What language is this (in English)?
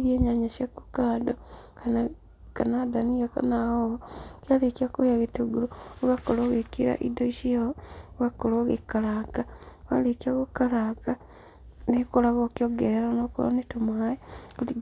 Kikuyu